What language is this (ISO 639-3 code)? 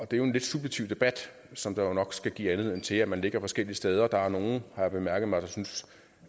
dan